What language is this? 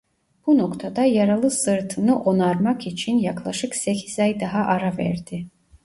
Turkish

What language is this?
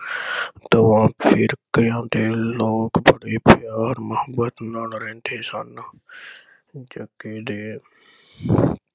Punjabi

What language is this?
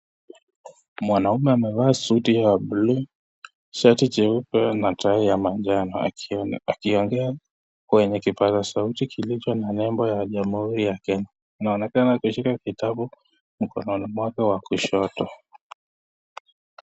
Swahili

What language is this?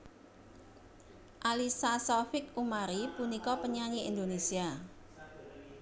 Javanese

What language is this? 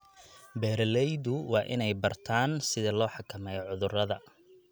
Somali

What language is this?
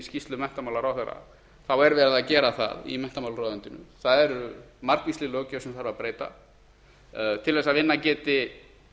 Icelandic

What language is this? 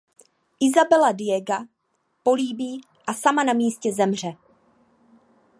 Czech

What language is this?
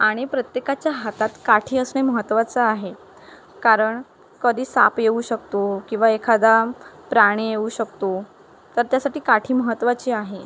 Marathi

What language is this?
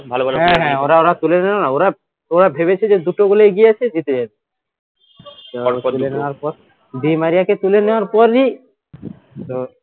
Bangla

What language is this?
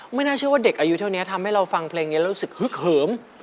Thai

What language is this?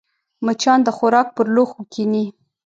Pashto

